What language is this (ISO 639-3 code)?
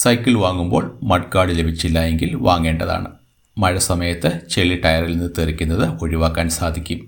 mal